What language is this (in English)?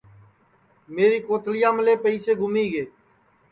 Sansi